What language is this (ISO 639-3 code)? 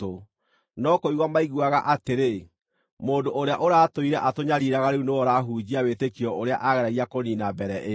kik